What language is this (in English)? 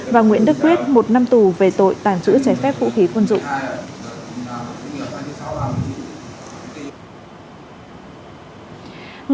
Vietnamese